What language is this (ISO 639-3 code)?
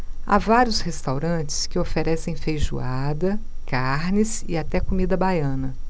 por